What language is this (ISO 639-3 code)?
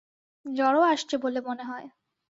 ben